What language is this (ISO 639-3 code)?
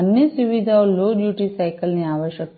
guj